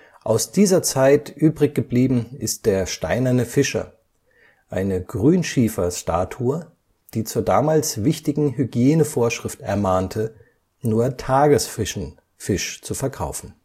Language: German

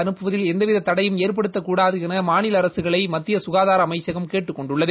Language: Tamil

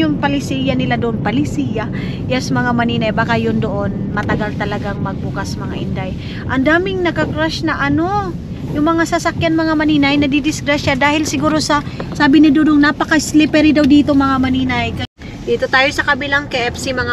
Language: Filipino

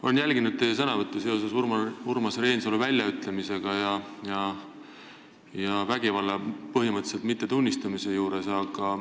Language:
Estonian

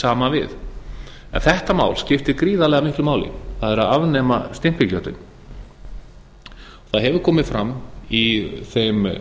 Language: Icelandic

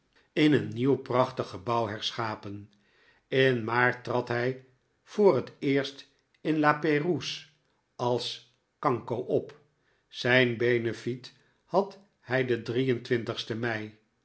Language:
Dutch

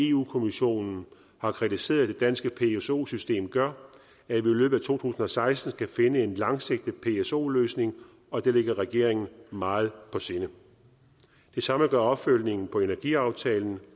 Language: Danish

